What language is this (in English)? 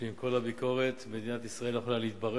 Hebrew